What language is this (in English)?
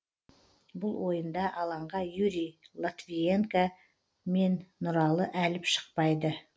Kazakh